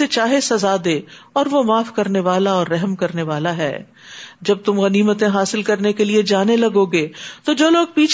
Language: Urdu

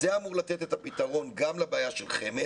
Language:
Hebrew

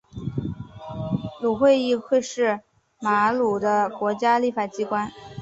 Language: Chinese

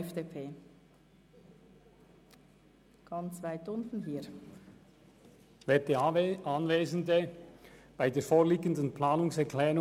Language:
Swiss German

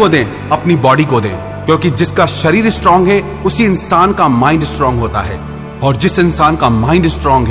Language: Hindi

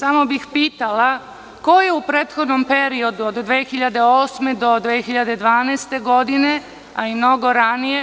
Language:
Serbian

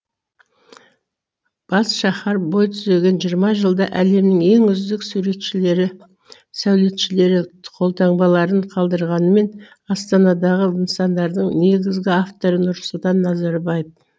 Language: Kazakh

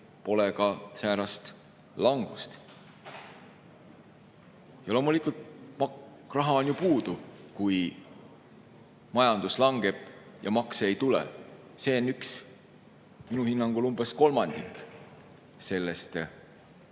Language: Estonian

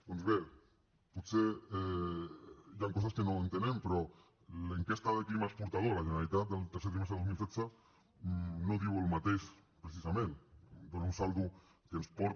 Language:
Catalan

